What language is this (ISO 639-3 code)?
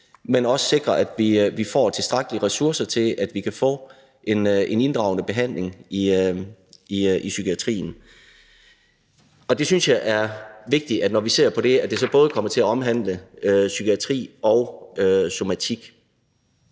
dan